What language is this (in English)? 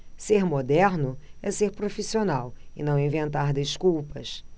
Portuguese